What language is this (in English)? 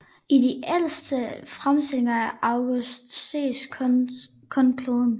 Danish